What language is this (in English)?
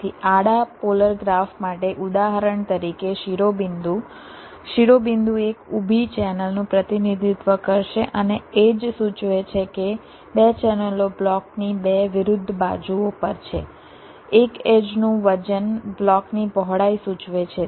Gujarati